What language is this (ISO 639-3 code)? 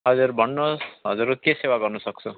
nep